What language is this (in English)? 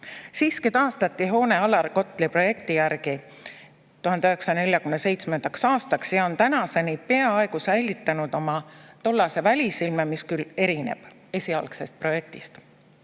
Estonian